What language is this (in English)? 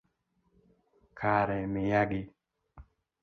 Luo (Kenya and Tanzania)